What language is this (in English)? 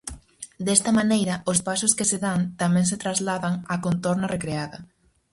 Galician